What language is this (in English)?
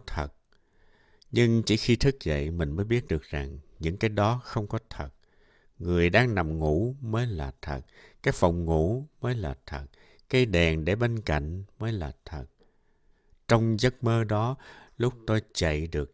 Vietnamese